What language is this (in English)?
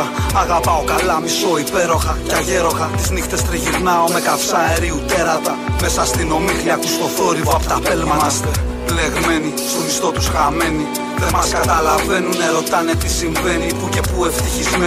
Greek